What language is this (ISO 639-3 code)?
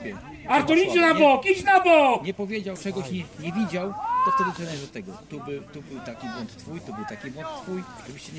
pol